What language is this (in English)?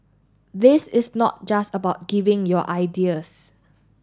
English